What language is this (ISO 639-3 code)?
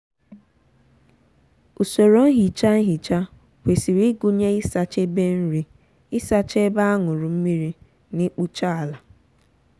ibo